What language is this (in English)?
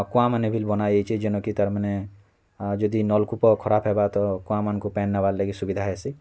Odia